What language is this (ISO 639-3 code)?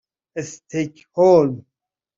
fas